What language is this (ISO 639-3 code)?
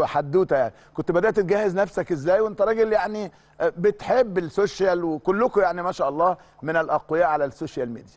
ara